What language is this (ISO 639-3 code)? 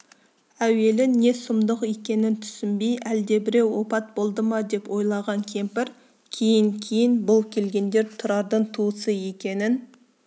kaz